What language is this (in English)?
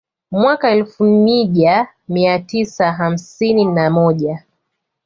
Swahili